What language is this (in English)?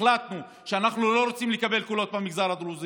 Hebrew